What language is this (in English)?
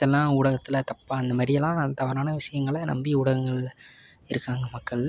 Tamil